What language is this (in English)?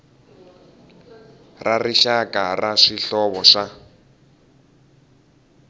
Tsonga